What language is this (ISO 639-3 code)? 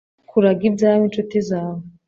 kin